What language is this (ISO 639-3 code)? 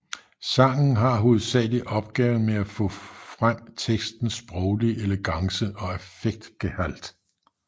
dan